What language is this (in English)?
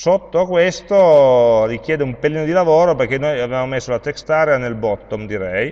Italian